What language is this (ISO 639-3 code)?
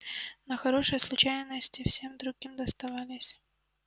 rus